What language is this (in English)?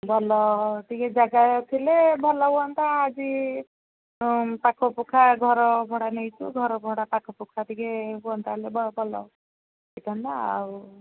Odia